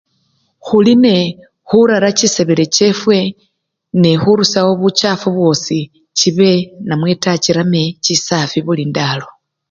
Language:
Luyia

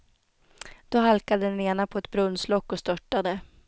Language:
Swedish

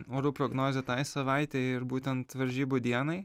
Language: Lithuanian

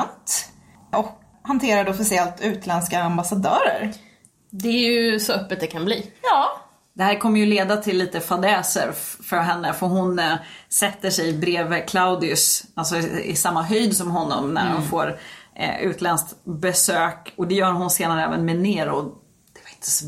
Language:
Swedish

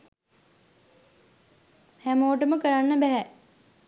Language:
Sinhala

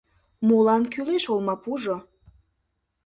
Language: Mari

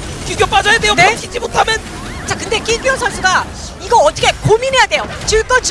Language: Korean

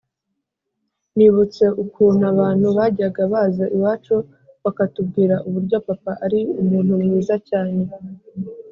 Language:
Kinyarwanda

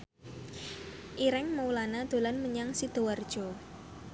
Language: Javanese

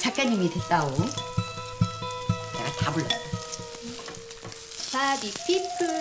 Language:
Korean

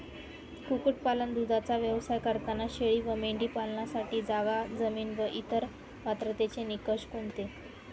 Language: Marathi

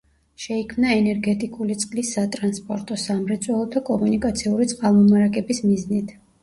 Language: Georgian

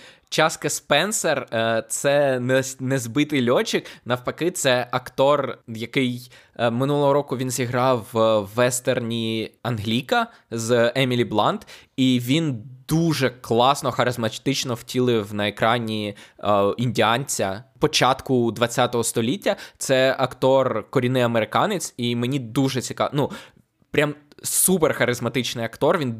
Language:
Ukrainian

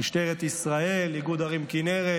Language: Hebrew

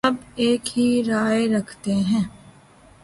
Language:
Urdu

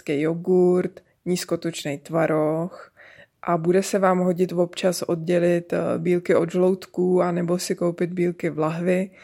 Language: Czech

